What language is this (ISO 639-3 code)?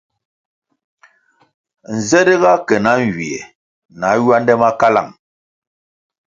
nmg